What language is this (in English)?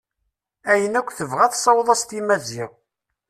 Kabyle